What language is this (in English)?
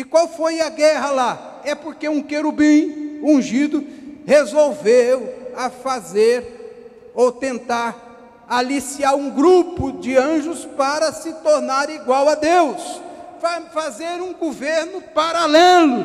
Portuguese